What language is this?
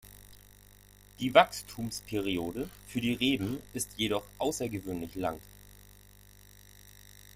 German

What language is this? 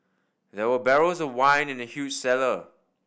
English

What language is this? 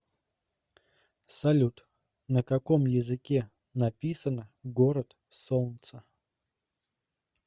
Russian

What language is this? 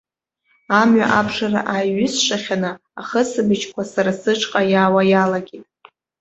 Abkhazian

